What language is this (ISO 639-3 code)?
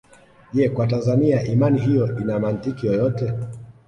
swa